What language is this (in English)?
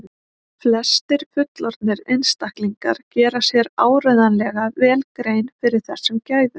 Icelandic